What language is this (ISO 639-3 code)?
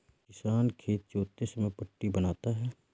hin